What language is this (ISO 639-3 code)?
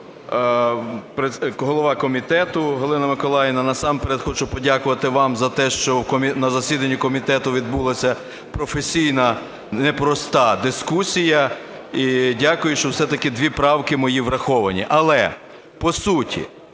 ukr